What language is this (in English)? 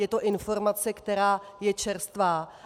Czech